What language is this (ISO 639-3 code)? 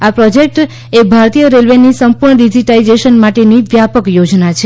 guj